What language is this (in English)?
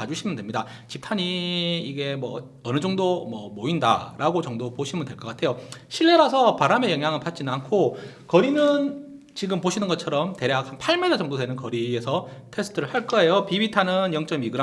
Korean